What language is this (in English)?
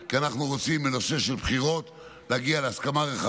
Hebrew